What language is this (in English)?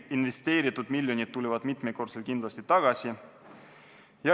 Estonian